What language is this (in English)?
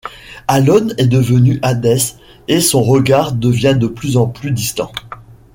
French